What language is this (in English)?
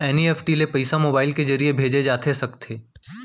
Chhattisgarhi